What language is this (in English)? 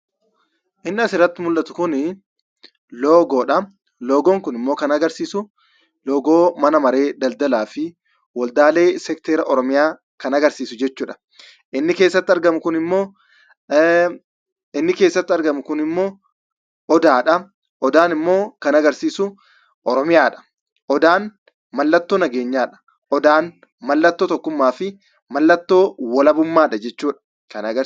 Oromo